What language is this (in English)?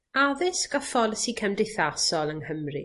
Welsh